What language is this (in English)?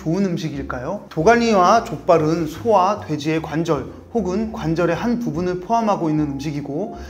Korean